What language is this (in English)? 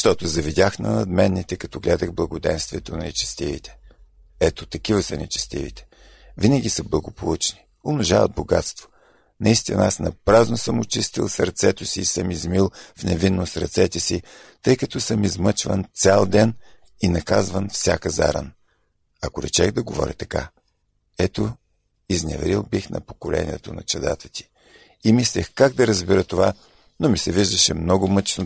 Bulgarian